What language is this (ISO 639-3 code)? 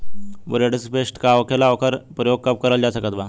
bho